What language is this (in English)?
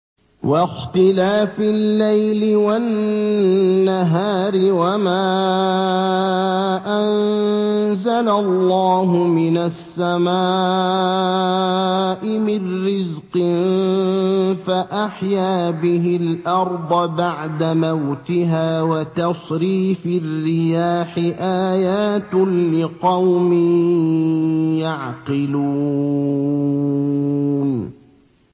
Arabic